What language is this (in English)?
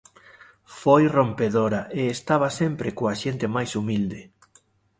Galician